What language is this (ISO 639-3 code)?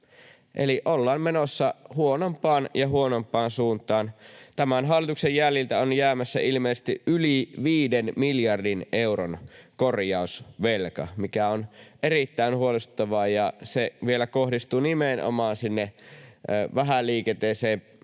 fin